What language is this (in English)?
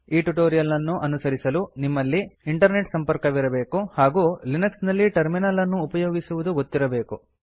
Kannada